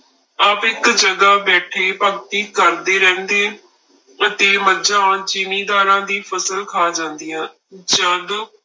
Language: Punjabi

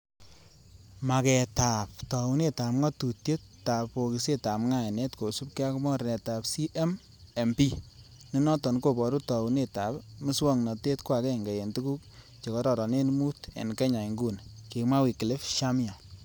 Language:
Kalenjin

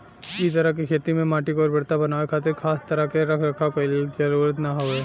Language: Bhojpuri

